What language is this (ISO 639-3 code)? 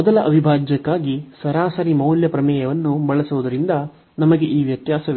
kan